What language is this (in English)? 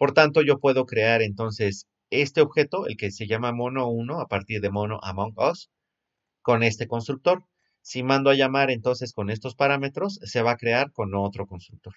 Spanish